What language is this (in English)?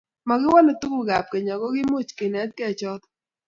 Kalenjin